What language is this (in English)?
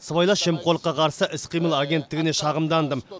Kazakh